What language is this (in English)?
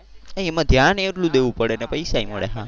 Gujarati